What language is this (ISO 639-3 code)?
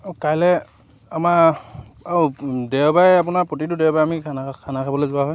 asm